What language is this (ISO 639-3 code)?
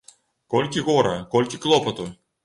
bel